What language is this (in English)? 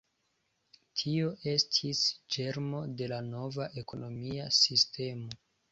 Esperanto